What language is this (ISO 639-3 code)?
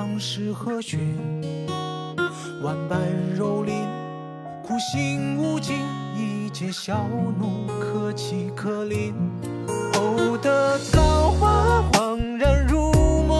zho